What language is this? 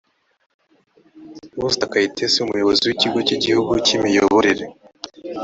Kinyarwanda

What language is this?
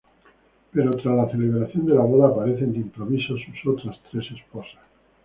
Spanish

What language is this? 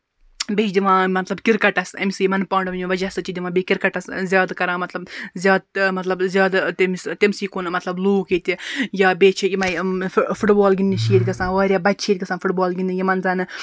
Kashmiri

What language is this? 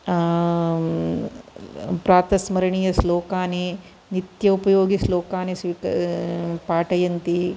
Sanskrit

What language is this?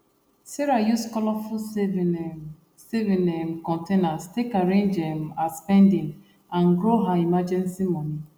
Nigerian Pidgin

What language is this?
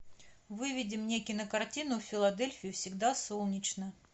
Russian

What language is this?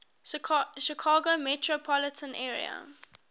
English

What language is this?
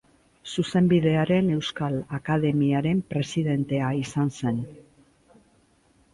Basque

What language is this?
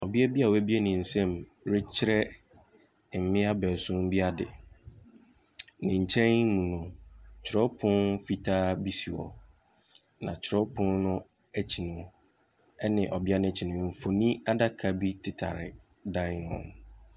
Akan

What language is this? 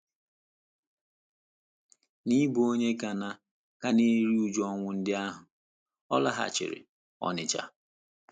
Igbo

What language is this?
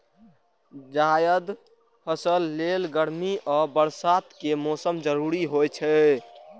Maithili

